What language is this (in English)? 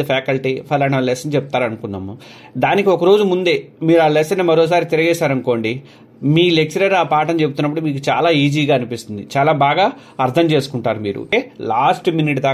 Telugu